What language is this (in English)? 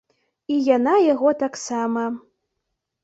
Belarusian